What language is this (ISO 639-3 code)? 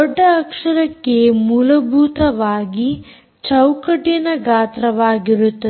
kan